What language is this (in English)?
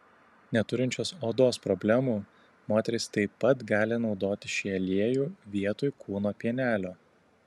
Lithuanian